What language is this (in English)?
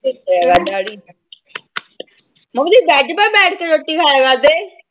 Punjabi